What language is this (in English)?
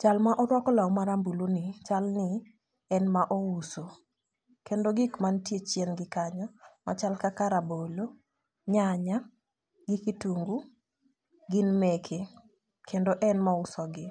Luo (Kenya and Tanzania)